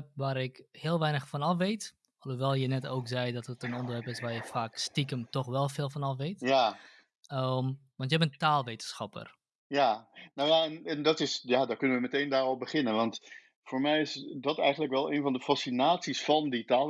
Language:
Dutch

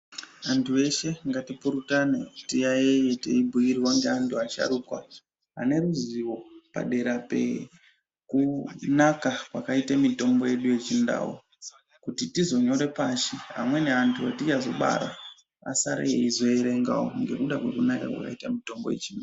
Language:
Ndau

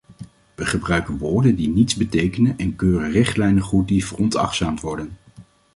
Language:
Dutch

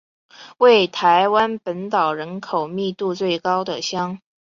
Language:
Chinese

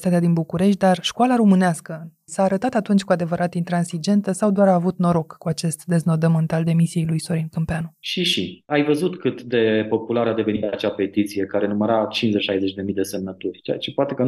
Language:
Romanian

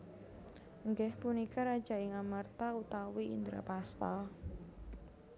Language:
Javanese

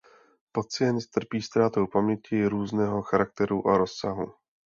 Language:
Czech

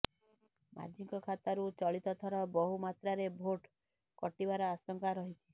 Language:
Odia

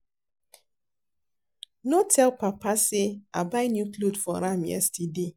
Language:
Nigerian Pidgin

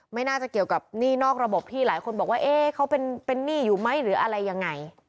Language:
Thai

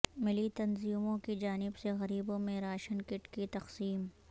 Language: Urdu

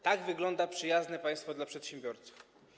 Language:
Polish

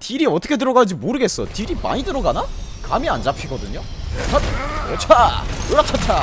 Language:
Korean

